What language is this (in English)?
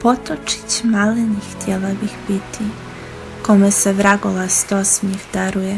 Croatian